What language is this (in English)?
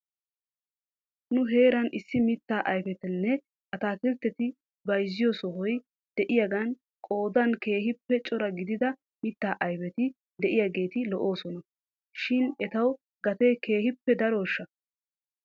Wolaytta